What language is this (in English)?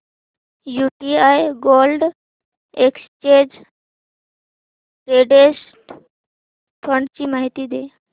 Marathi